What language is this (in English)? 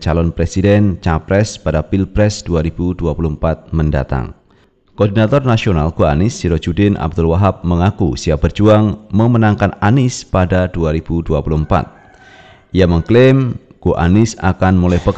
Indonesian